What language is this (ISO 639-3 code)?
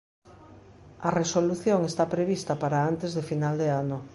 glg